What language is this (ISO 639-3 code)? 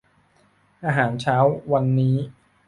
tha